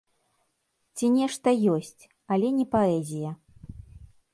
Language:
Belarusian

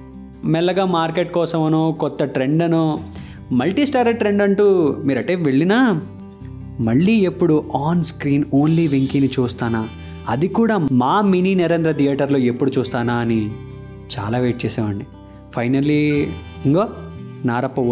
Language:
Telugu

